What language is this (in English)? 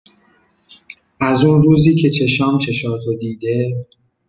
Persian